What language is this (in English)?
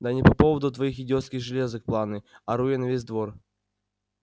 Russian